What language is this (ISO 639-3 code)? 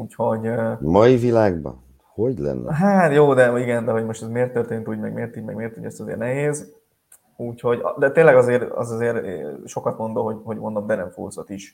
hun